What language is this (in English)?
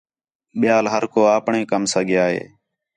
Khetrani